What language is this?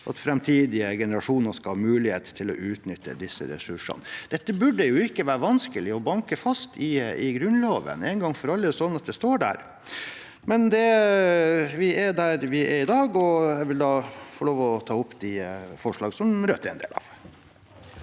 Norwegian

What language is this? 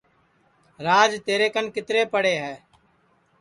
Sansi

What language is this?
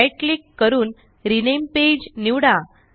Marathi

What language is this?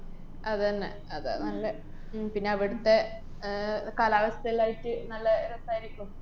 Malayalam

